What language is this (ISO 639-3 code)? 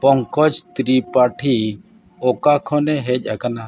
sat